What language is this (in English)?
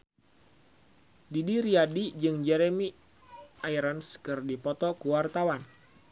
Sundanese